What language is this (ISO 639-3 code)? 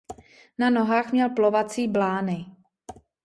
ces